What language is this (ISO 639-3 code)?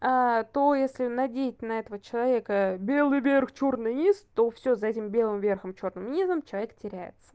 rus